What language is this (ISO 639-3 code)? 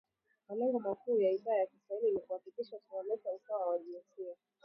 swa